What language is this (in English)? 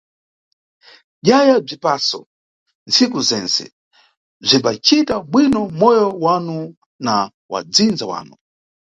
Nyungwe